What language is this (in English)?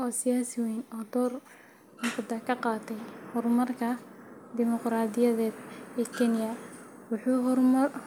Somali